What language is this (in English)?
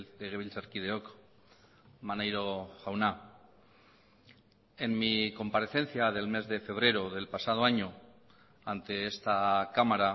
Spanish